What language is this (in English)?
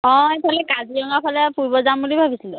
Assamese